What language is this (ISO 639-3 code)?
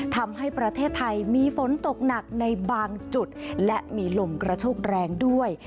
tha